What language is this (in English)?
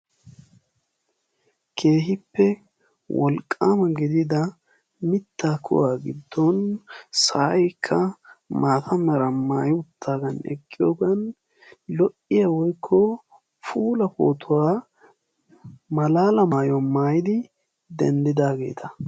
Wolaytta